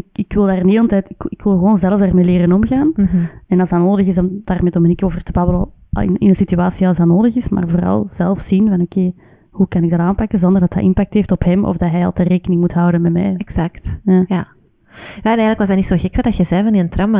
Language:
Dutch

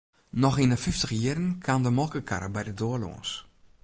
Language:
Western Frisian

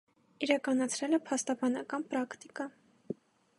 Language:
Armenian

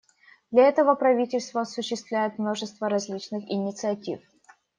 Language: Russian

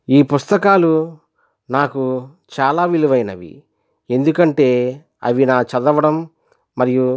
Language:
Telugu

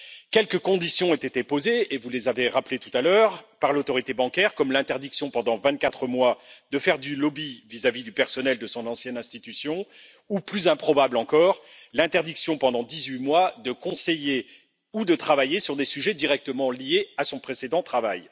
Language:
French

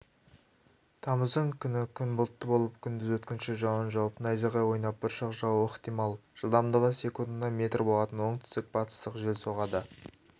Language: Kazakh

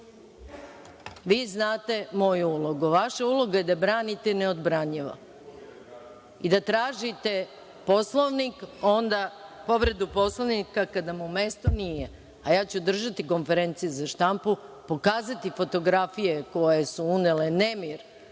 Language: Serbian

